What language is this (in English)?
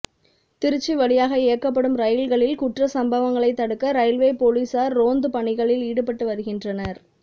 Tamil